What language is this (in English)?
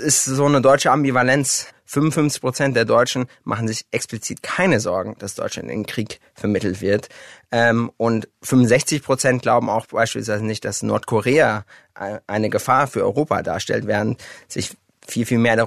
German